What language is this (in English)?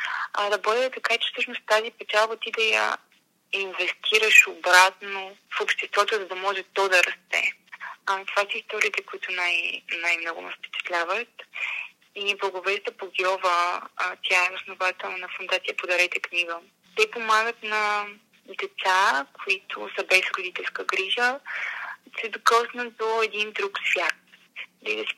Bulgarian